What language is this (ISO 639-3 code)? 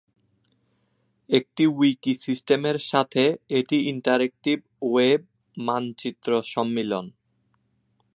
ben